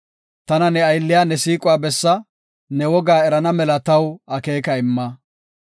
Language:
Gofa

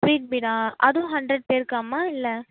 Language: Tamil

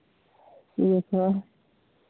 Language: Santali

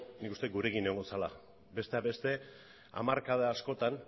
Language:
Basque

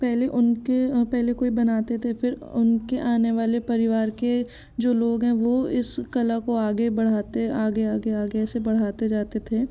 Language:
Hindi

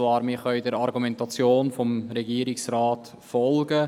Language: Swiss German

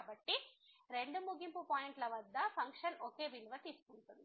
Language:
Telugu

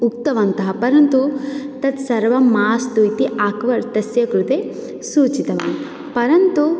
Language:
Sanskrit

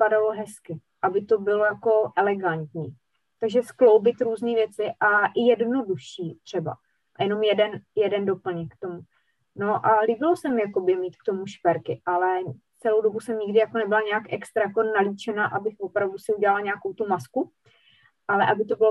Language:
Czech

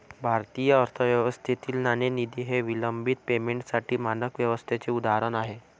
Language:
Marathi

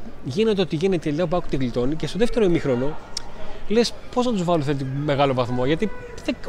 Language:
Greek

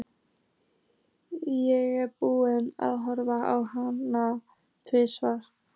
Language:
Icelandic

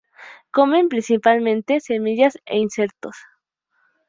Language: Spanish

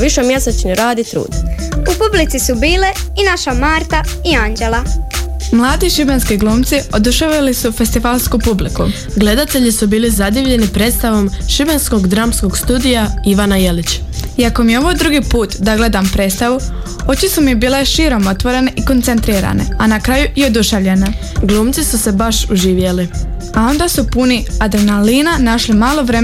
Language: Croatian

